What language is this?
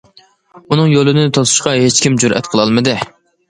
Uyghur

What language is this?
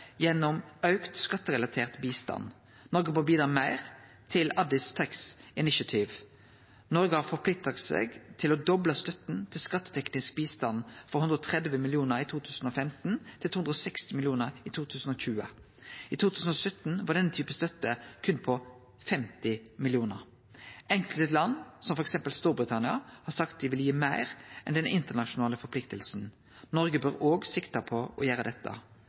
Norwegian Nynorsk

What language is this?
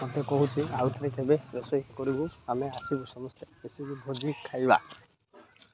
Odia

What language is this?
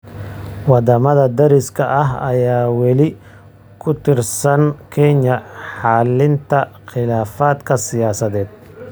Somali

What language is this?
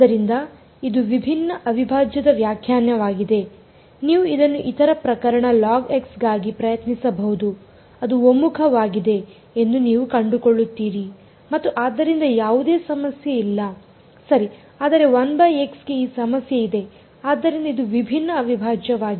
Kannada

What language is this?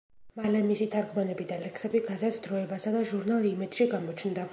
Georgian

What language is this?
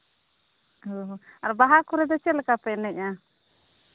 Santali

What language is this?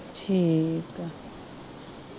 Punjabi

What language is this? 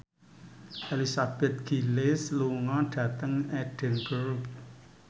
Javanese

